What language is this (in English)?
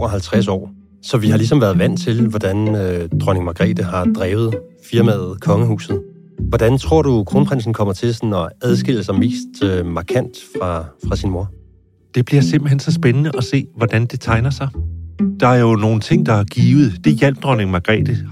Danish